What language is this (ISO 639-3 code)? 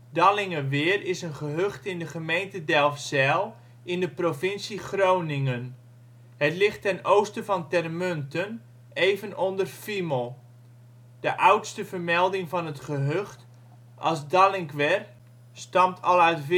nld